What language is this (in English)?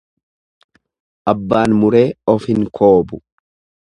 Oromo